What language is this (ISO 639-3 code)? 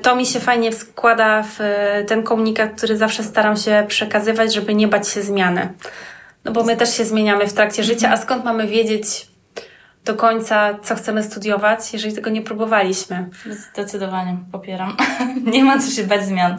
pol